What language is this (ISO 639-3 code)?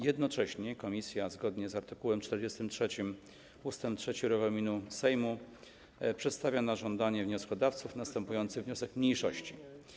pol